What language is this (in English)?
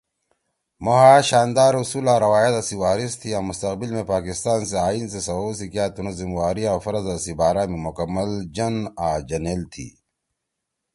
Torwali